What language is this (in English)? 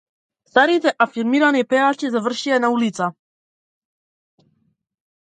Macedonian